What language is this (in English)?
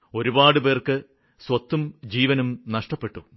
Malayalam